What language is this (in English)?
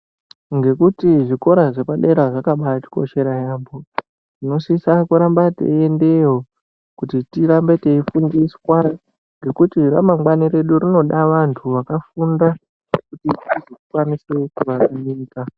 Ndau